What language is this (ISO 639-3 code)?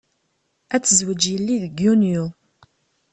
kab